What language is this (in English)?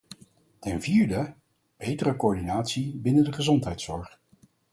Dutch